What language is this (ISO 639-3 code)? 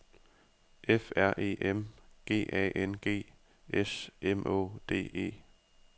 dan